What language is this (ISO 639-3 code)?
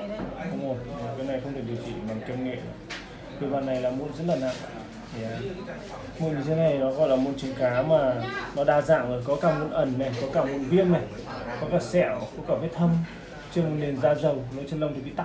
vie